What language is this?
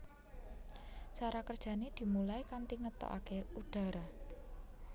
Javanese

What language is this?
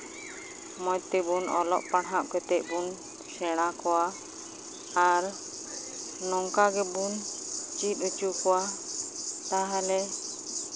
Santali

